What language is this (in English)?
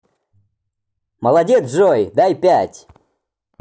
Russian